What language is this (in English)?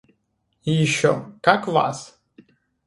Russian